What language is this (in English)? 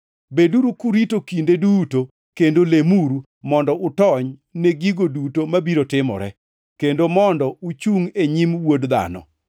Luo (Kenya and Tanzania)